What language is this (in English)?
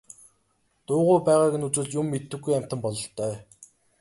Mongolian